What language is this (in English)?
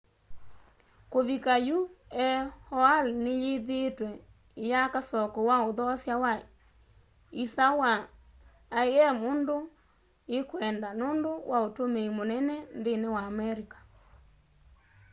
Kamba